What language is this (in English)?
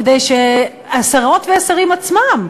Hebrew